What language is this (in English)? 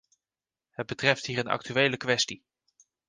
Dutch